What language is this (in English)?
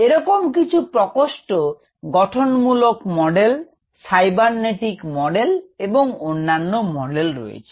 Bangla